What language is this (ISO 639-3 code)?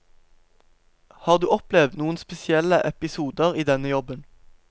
nor